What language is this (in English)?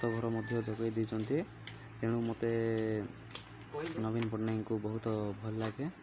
Odia